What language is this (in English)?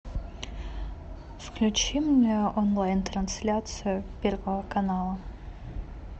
Russian